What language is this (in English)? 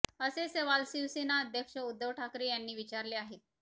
Marathi